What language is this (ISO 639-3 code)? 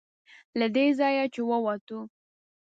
pus